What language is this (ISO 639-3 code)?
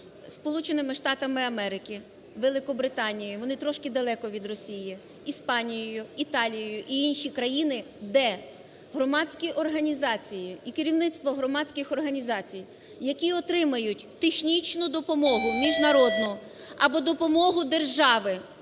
ukr